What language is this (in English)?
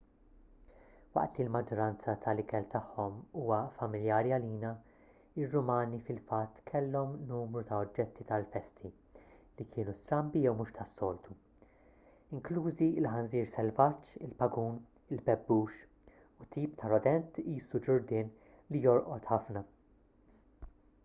Maltese